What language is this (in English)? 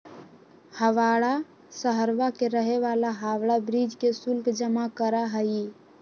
Magahi